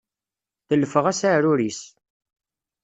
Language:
Kabyle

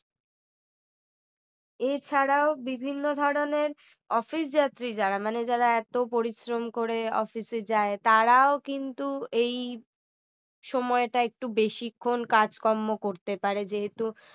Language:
Bangla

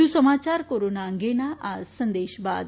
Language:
Gujarati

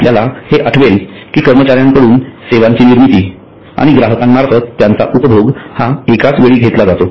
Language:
Marathi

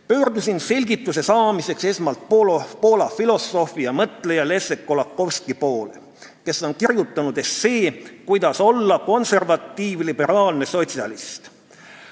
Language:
Estonian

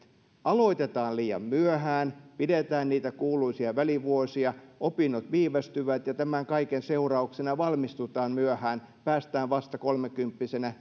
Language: Finnish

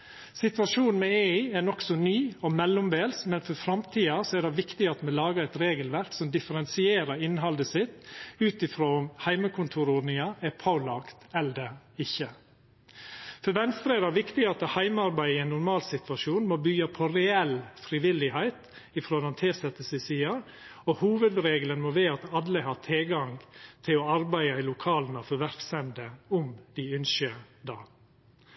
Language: Norwegian Nynorsk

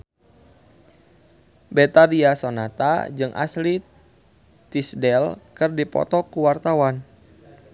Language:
Sundanese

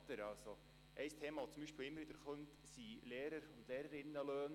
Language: Swiss German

